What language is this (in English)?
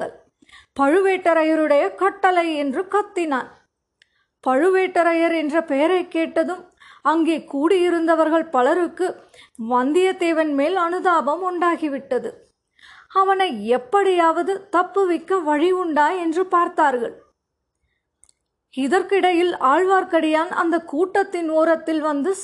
Tamil